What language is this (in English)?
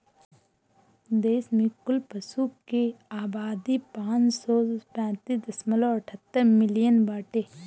Bhojpuri